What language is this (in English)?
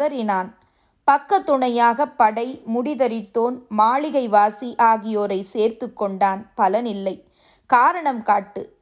Tamil